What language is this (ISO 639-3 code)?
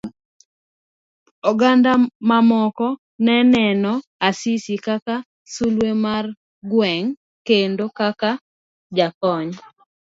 luo